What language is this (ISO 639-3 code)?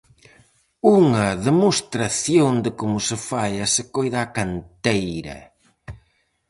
glg